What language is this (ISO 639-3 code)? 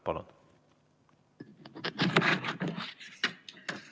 est